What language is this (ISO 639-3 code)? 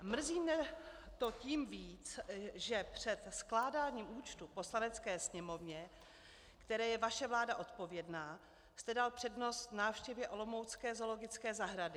ces